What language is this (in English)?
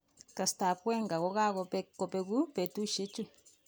Kalenjin